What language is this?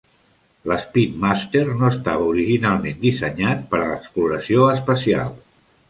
Catalan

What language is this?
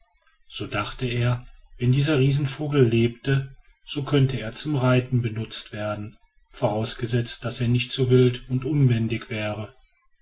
German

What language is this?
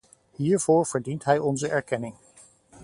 Dutch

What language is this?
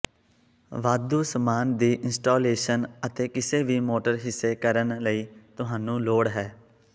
Punjabi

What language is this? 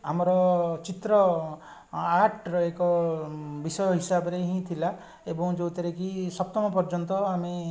Odia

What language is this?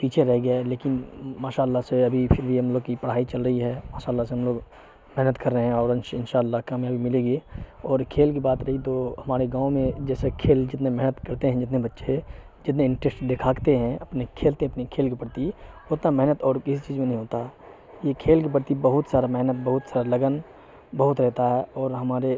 Urdu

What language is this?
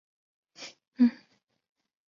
Chinese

